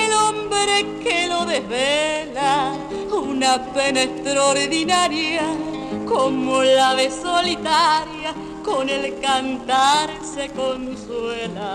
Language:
Spanish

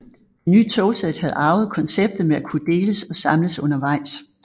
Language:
Danish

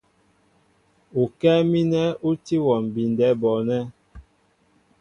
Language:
Mbo (Cameroon)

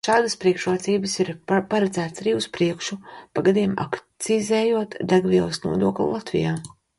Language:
Latvian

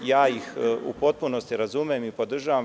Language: Serbian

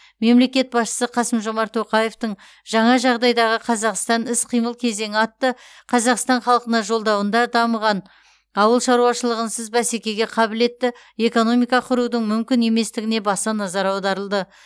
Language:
Kazakh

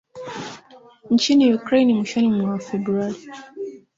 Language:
Swahili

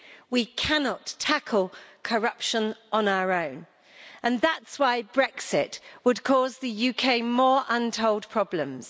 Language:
English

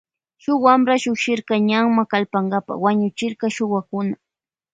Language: Loja Highland Quichua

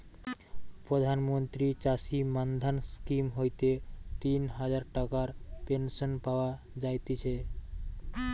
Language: Bangla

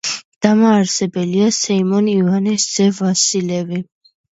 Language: Georgian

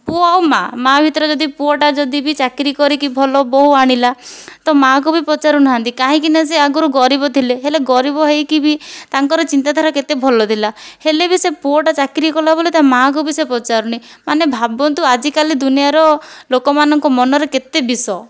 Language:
Odia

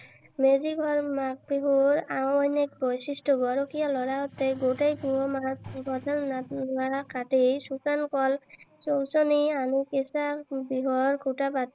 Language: Assamese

